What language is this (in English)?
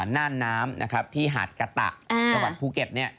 Thai